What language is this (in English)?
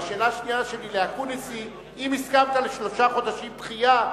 Hebrew